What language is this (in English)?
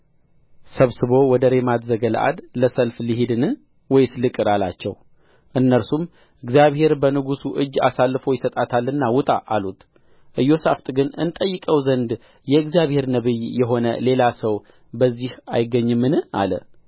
Amharic